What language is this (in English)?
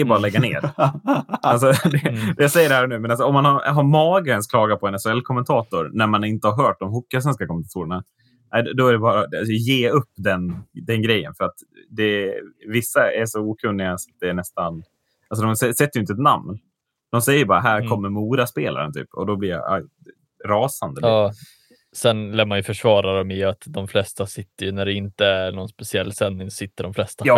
Swedish